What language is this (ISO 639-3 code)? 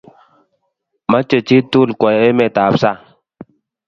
kln